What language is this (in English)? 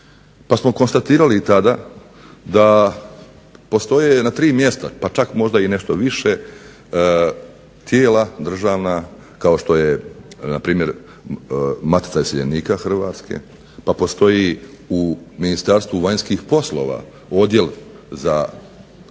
Croatian